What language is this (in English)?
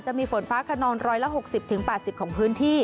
Thai